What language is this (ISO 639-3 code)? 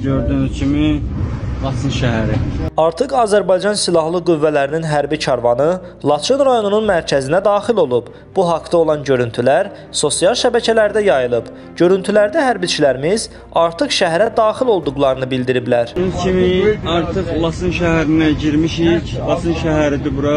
tur